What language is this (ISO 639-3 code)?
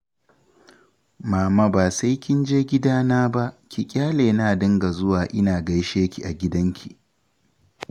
hau